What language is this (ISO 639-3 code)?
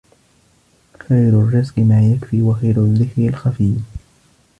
ara